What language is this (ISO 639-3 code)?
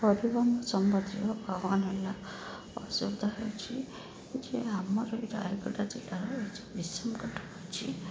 ori